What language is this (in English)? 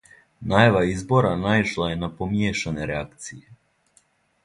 Serbian